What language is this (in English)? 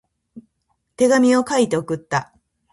Japanese